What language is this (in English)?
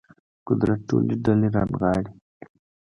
Pashto